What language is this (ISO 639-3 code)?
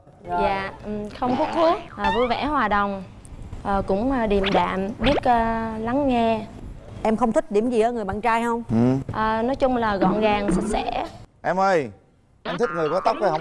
vie